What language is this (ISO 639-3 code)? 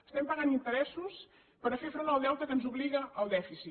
cat